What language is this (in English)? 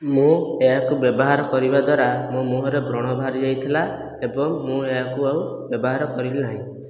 Odia